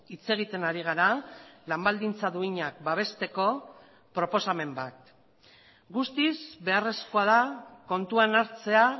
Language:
Basque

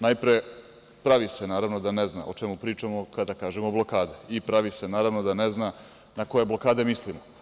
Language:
Serbian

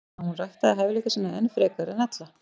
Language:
Icelandic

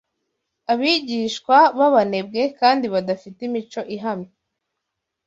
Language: Kinyarwanda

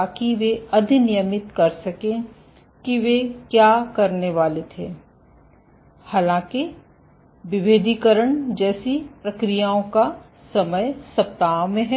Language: Hindi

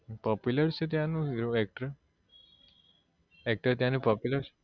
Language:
Gujarati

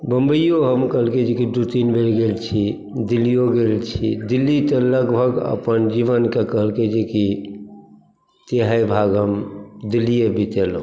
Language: Maithili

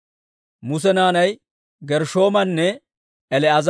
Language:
Dawro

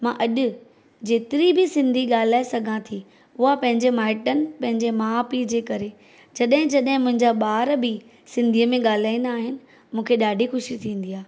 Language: Sindhi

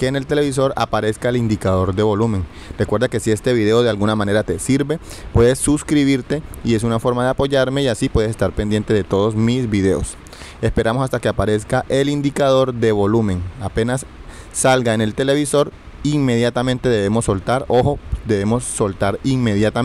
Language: Spanish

